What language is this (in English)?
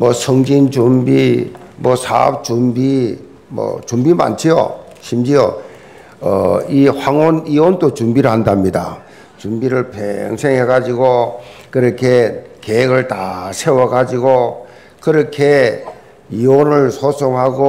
Korean